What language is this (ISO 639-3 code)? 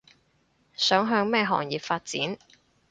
yue